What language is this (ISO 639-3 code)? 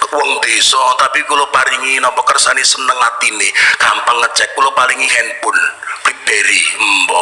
ind